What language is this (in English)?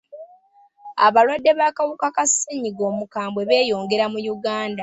Ganda